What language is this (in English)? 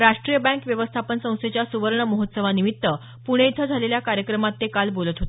Marathi